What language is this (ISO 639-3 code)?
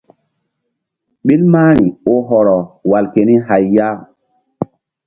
mdd